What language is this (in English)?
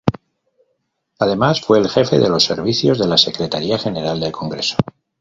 Spanish